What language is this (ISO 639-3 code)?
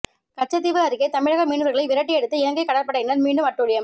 tam